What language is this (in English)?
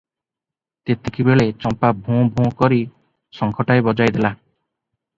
Odia